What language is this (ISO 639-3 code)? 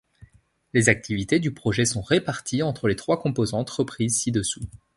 fra